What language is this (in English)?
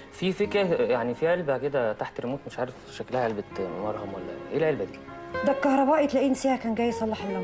Arabic